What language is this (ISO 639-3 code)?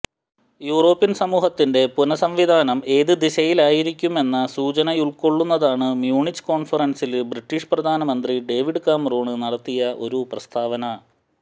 mal